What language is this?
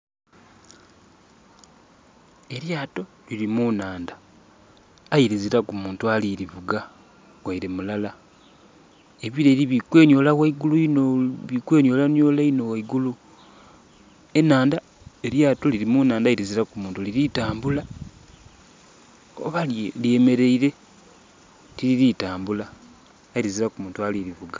Soga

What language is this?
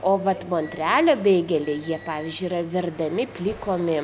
Lithuanian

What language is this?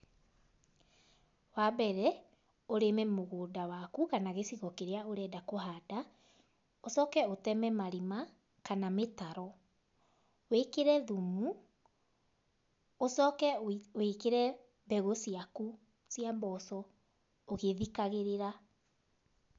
Kikuyu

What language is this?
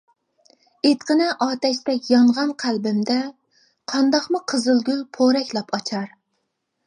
Uyghur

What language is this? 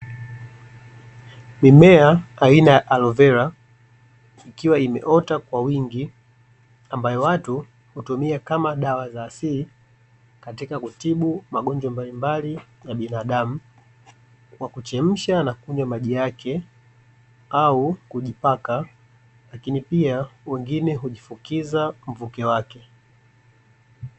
Swahili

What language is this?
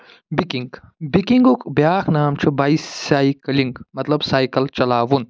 Kashmiri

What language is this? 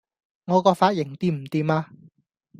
Cantonese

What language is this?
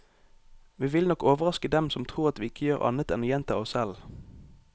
Norwegian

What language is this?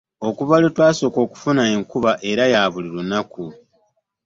Ganda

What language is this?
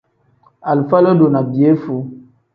Tem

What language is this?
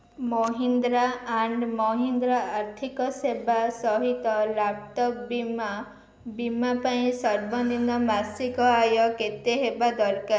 Odia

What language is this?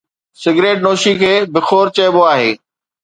Sindhi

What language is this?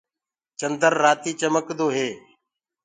Gurgula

